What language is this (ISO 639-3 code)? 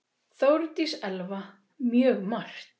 isl